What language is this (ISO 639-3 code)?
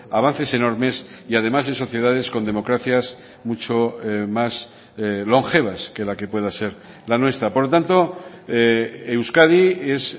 spa